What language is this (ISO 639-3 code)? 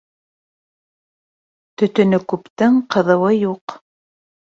bak